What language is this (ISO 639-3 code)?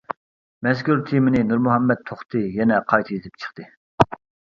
uig